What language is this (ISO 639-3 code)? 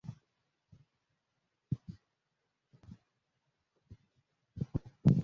lug